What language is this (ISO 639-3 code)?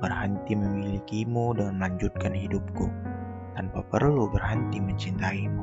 ind